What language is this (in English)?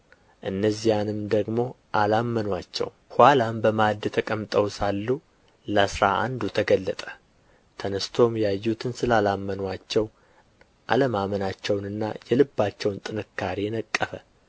Amharic